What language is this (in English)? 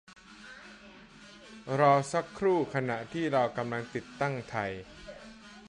Thai